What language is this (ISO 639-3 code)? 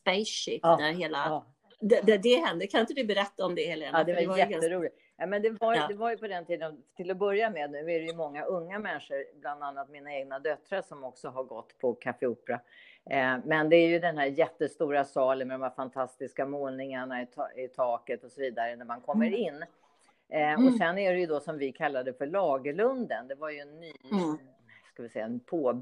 swe